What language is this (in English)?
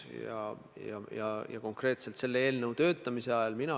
Estonian